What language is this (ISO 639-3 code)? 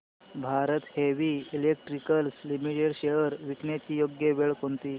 mar